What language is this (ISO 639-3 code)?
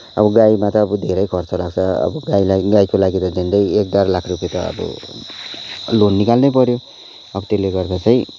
nep